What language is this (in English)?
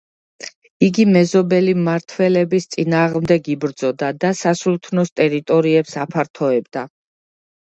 Georgian